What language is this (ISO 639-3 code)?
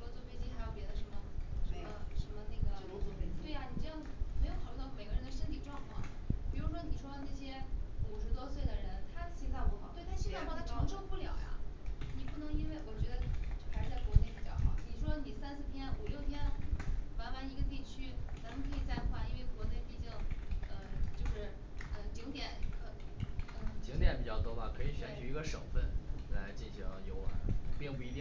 zho